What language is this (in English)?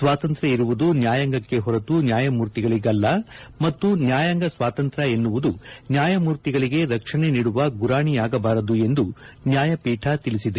Kannada